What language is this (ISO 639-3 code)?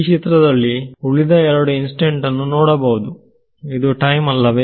kan